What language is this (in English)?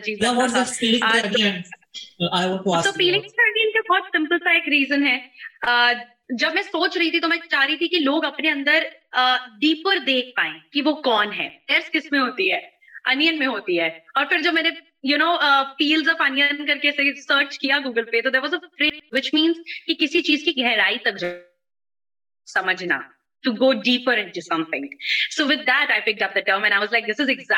Urdu